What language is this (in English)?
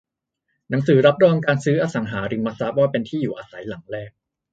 Thai